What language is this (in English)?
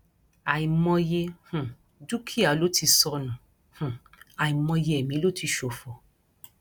Yoruba